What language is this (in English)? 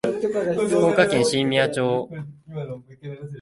Japanese